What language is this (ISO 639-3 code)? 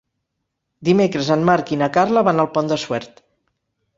cat